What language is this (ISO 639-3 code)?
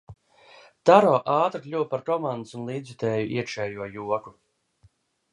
lav